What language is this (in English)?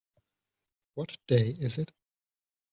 English